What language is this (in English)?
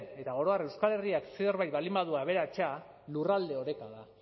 Basque